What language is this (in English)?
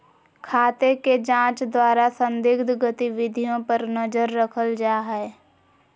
Magahi